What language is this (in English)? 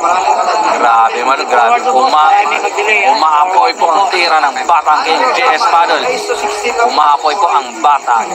Filipino